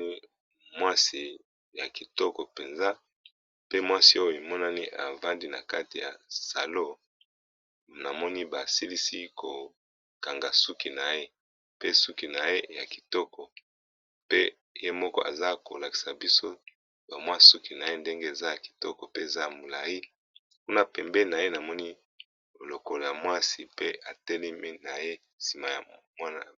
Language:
Lingala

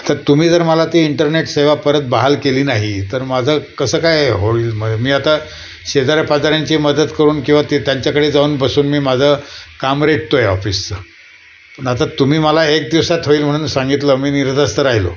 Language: Marathi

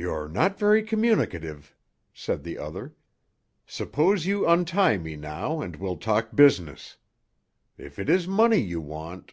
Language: English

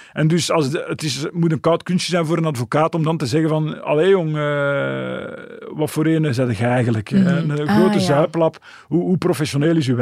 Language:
Dutch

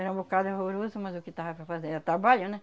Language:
Portuguese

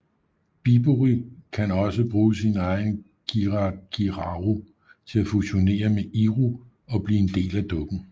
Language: Danish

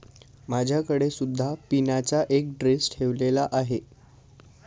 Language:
Marathi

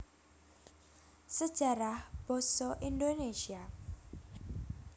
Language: Javanese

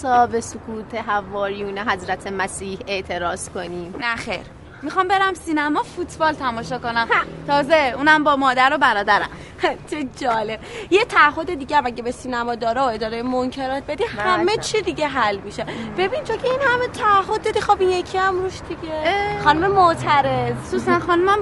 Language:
Persian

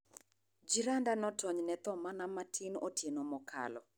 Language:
Luo (Kenya and Tanzania)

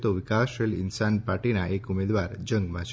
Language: Gujarati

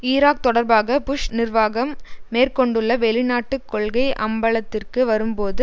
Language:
Tamil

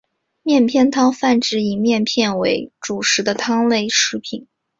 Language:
Chinese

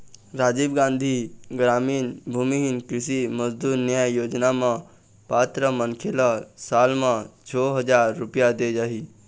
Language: Chhattisgarhi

